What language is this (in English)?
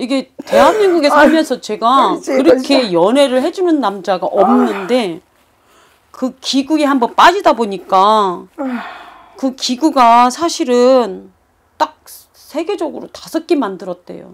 Korean